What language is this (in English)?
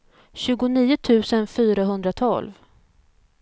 Swedish